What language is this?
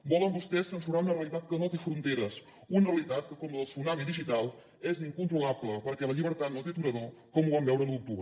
Catalan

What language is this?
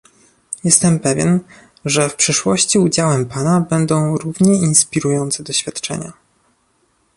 Polish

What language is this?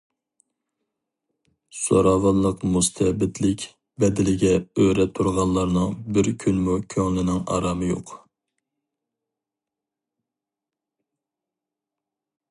Uyghur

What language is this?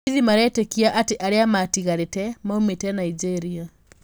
Kikuyu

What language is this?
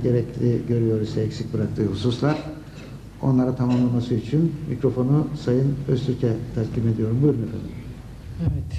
Turkish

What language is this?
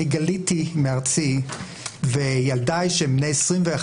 Hebrew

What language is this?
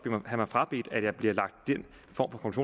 Danish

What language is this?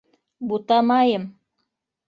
Bashkir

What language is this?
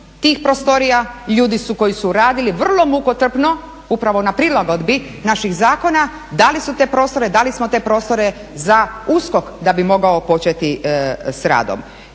Croatian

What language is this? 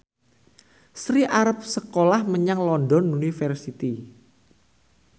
Javanese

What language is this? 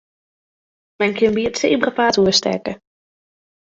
Western Frisian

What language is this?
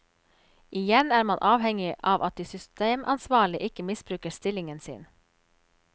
Norwegian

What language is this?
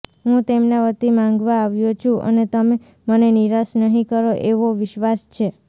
Gujarati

